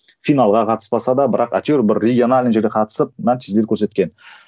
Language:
Kazakh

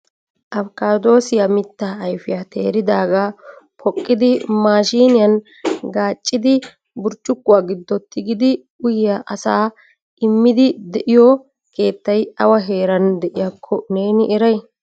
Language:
Wolaytta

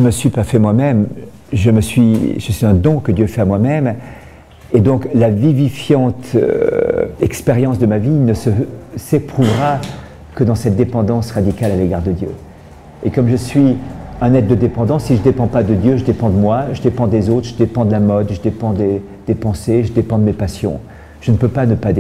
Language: French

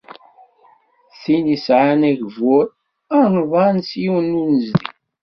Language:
Kabyle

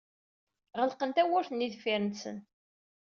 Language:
Kabyle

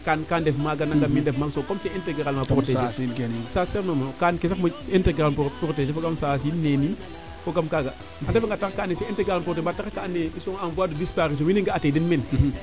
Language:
Serer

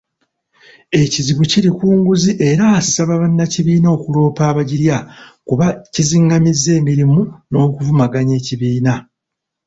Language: Ganda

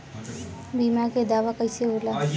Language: Bhojpuri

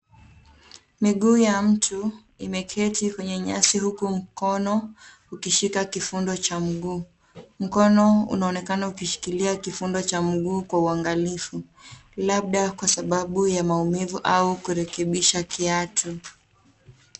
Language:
Swahili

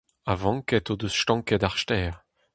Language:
Breton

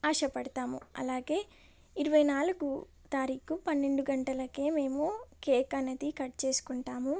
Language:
Telugu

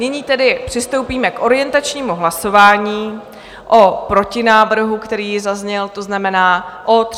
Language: Czech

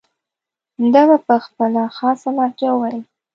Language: Pashto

